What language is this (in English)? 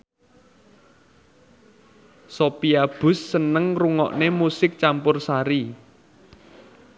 Javanese